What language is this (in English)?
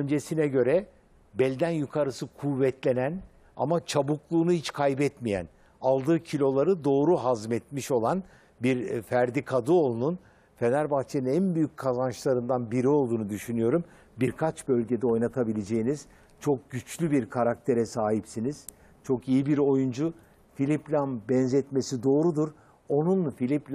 Turkish